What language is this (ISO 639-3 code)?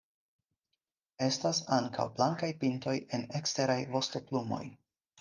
epo